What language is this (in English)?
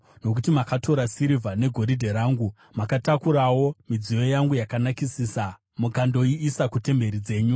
Shona